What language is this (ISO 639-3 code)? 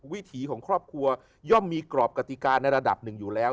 tha